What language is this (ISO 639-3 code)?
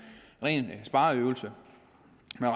dan